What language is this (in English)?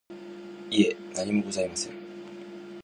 Japanese